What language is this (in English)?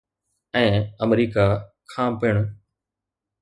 Sindhi